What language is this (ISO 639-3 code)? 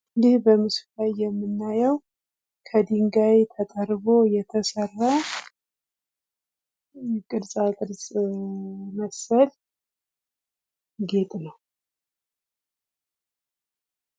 amh